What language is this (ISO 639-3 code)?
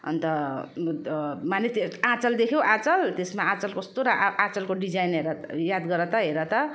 nep